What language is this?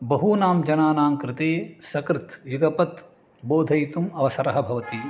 Sanskrit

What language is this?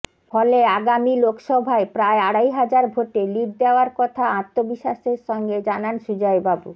Bangla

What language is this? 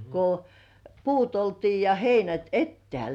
Finnish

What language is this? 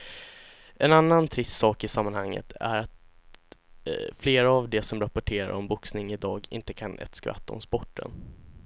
Swedish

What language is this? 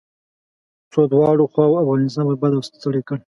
Pashto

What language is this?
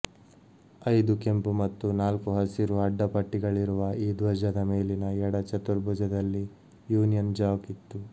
Kannada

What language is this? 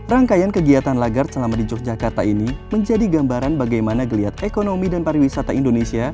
Indonesian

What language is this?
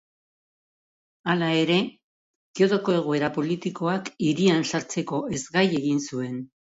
Basque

